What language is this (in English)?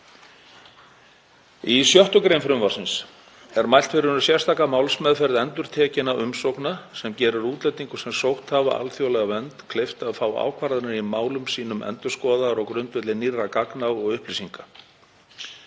Icelandic